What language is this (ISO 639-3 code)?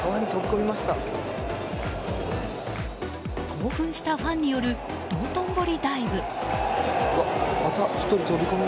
jpn